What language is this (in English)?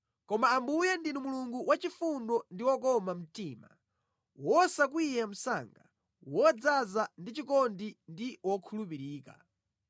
Nyanja